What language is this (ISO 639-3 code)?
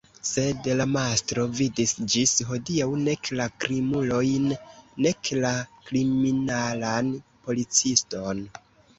epo